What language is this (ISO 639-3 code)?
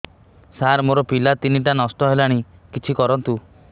ori